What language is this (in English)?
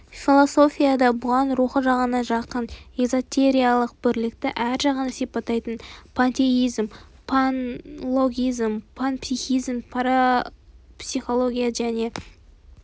Kazakh